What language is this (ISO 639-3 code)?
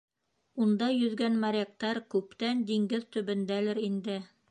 bak